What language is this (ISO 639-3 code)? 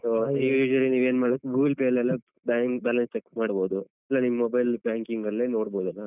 kan